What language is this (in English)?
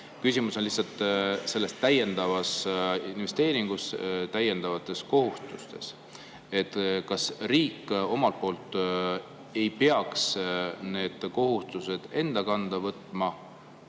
Estonian